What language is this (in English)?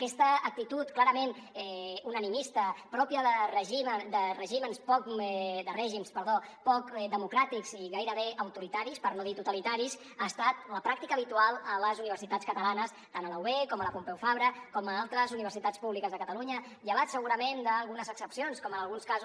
Catalan